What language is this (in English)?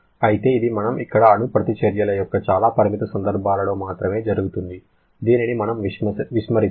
Telugu